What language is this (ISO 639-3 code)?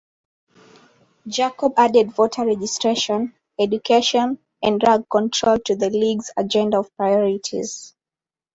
eng